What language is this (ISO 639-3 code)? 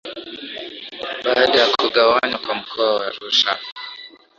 swa